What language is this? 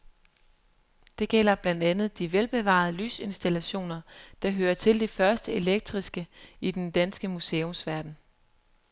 Danish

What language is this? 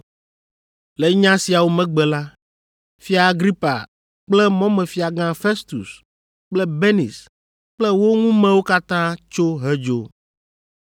Ewe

